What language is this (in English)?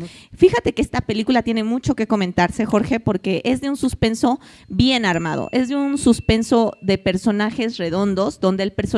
Spanish